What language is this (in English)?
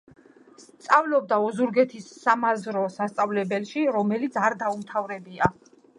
Georgian